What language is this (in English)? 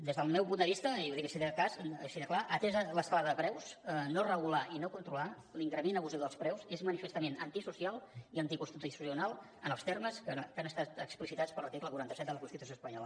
Catalan